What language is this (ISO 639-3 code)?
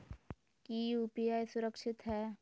mag